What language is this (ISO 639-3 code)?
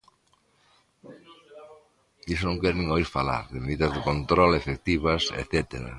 glg